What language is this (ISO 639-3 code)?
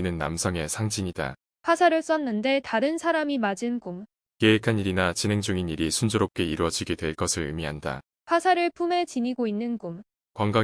kor